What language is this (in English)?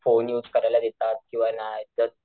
Marathi